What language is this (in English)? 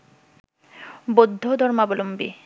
Bangla